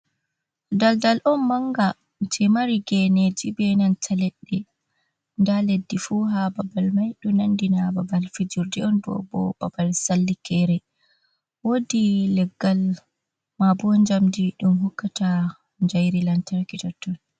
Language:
Fula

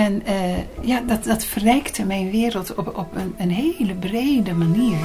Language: Dutch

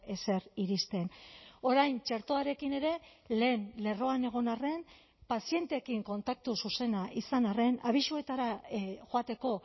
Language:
Basque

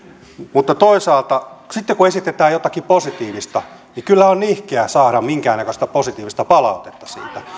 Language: Finnish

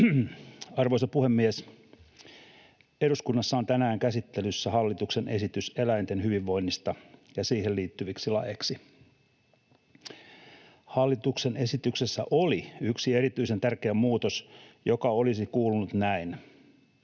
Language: Finnish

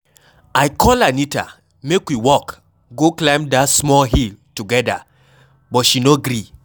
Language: Nigerian Pidgin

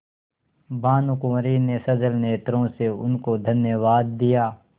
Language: Hindi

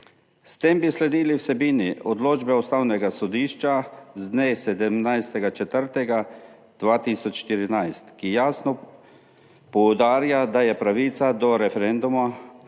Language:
Slovenian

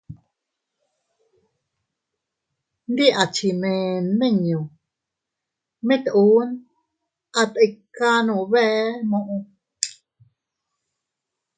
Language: Teutila Cuicatec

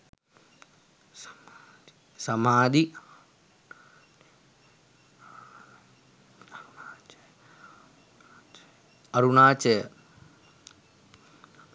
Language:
Sinhala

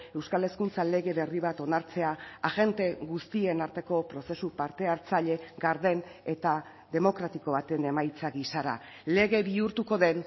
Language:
Basque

